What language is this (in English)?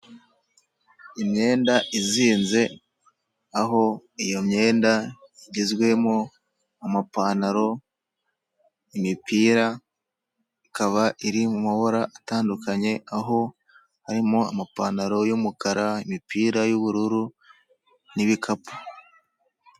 Kinyarwanda